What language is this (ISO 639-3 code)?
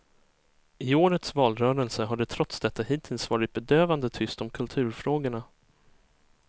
swe